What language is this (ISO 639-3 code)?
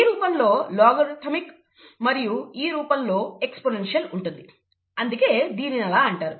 tel